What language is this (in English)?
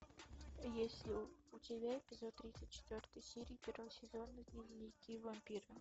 Russian